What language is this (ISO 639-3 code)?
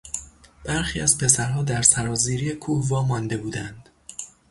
fas